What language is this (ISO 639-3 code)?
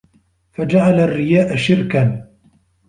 ara